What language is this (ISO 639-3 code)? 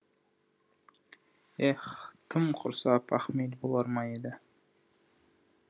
kaz